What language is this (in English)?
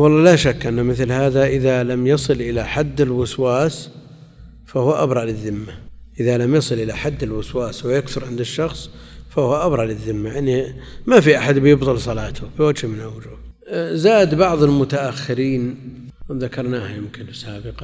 Arabic